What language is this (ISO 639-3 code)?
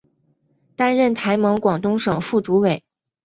zho